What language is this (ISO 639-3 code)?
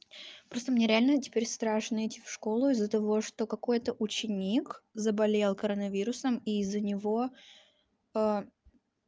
rus